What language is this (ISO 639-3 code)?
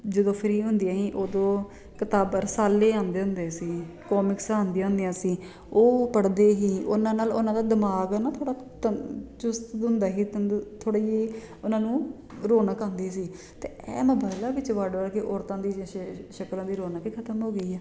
pan